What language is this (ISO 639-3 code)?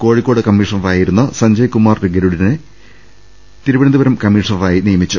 mal